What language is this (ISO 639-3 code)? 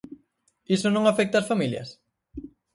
glg